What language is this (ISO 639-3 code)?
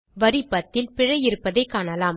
tam